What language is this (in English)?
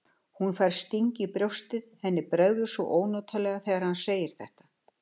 Icelandic